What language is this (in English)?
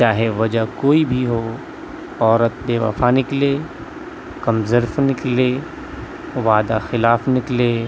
Urdu